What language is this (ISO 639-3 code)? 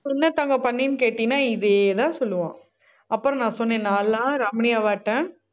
tam